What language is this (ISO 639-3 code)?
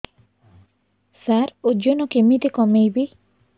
ori